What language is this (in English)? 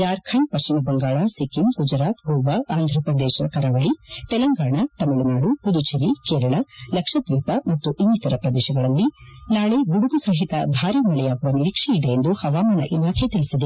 Kannada